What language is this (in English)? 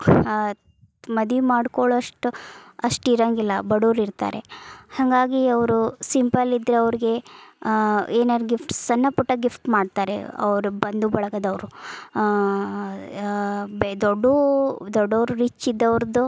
Kannada